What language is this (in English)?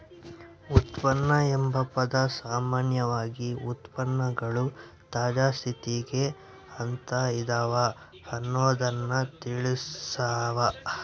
Kannada